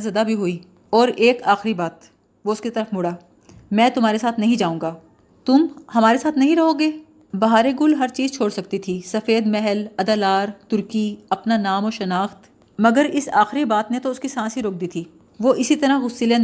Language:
Urdu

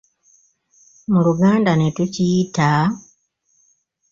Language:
Ganda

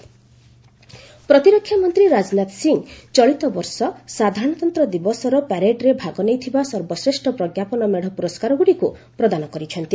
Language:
Odia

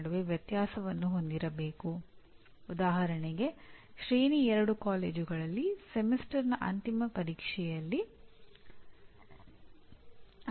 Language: Kannada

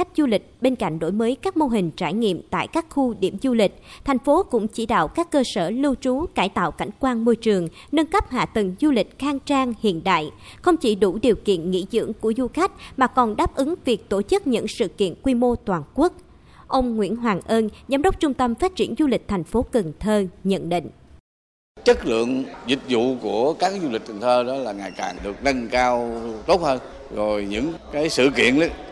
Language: Vietnamese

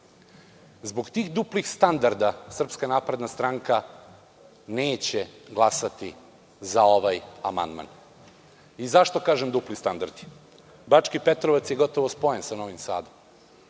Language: Serbian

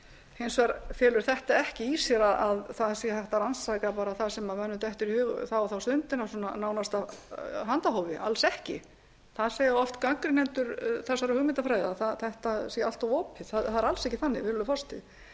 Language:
Icelandic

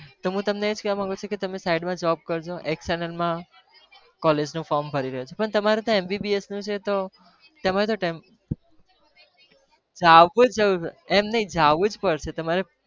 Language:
Gujarati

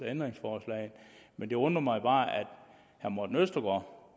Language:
Danish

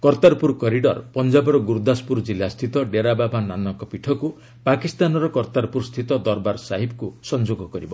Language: Odia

